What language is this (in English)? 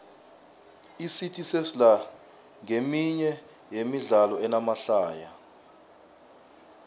South Ndebele